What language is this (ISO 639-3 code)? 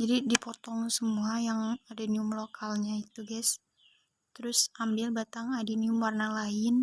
ind